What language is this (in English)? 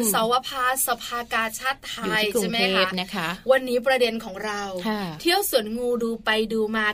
Thai